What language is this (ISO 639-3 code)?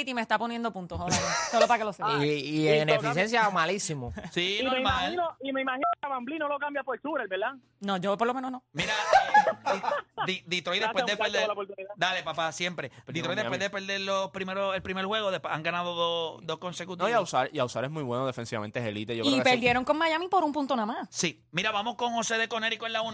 spa